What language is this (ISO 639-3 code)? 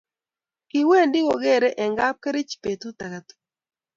kln